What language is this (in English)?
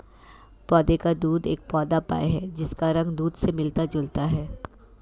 Hindi